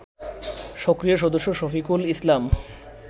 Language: Bangla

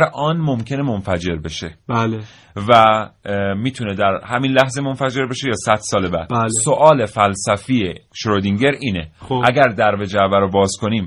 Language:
Persian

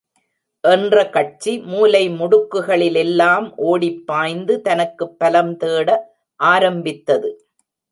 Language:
Tamil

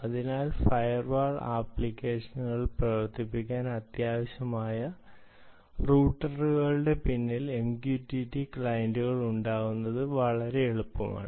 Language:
Malayalam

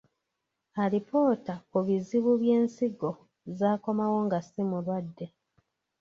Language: Ganda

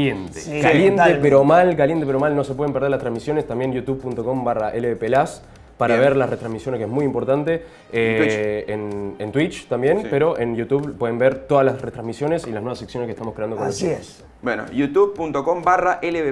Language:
Spanish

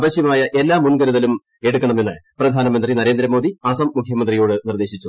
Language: Malayalam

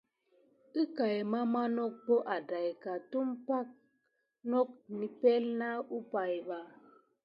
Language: Gidar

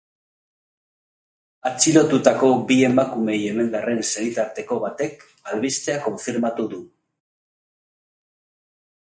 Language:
Basque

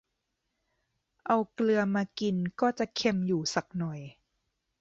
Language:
Thai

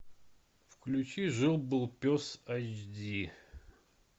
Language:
Russian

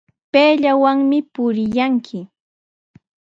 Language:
Sihuas Ancash Quechua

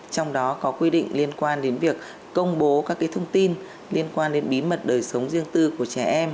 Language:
Vietnamese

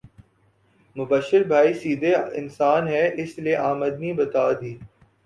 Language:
Urdu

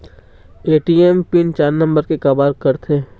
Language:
Chhattisgarhi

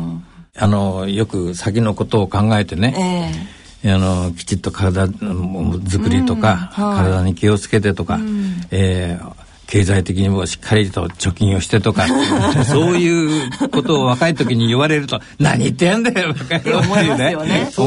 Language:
Japanese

